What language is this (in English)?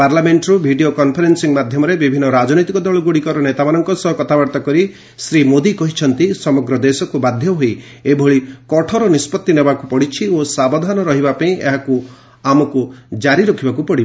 Odia